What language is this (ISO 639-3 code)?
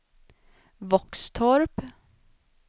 swe